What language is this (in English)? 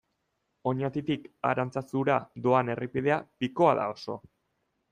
Basque